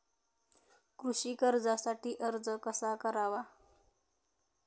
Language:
Marathi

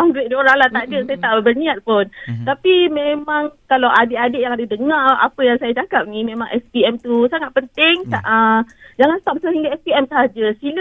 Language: Malay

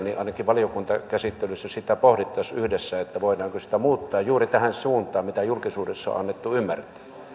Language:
Finnish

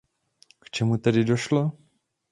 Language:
Czech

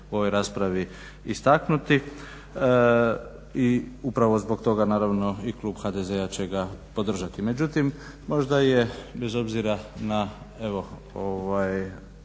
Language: Croatian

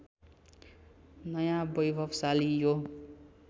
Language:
Nepali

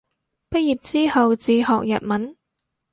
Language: Cantonese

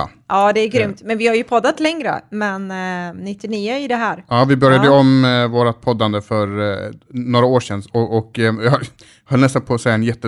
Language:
Swedish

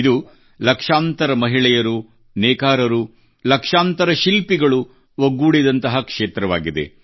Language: Kannada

